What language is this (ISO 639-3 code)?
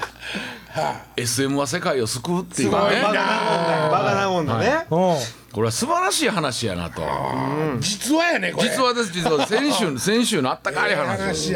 jpn